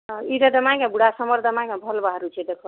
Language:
Odia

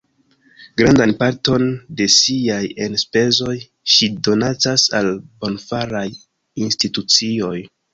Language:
Esperanto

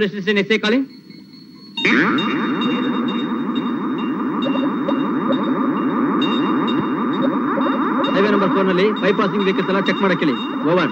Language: Kannada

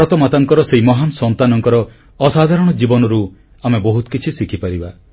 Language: Odia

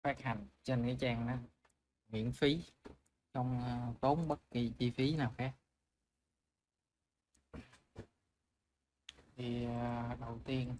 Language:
Vietnamese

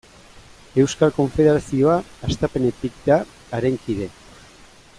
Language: Basque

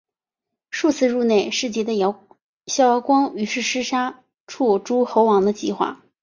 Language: Chinese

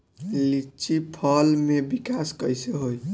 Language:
Bhojpuri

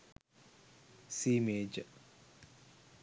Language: Sinhala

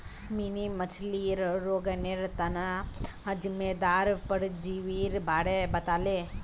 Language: Magahi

